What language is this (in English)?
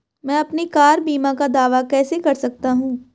Hindi